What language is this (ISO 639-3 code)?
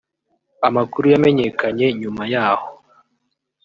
kin